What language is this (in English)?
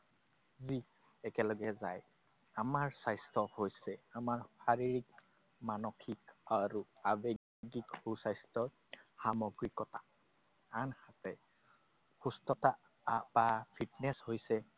Assamese